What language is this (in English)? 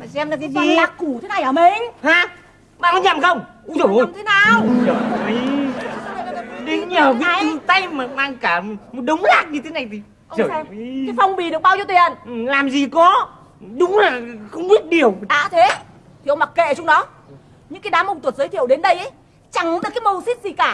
Vietnamese